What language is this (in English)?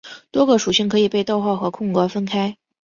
Chinese